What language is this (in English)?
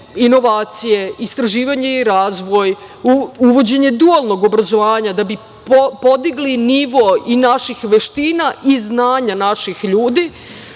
Serbian